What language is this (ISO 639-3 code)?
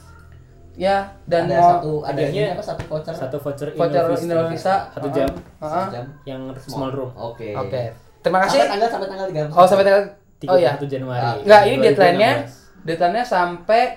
ind